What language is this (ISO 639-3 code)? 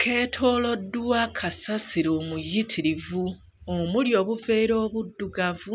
lug